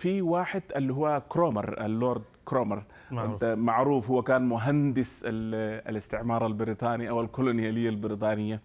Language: Arabic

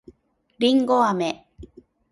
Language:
Japanese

